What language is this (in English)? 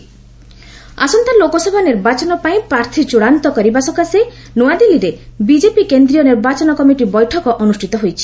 Odia